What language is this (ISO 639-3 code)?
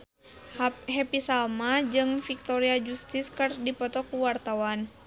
sun